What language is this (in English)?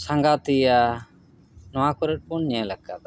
Santali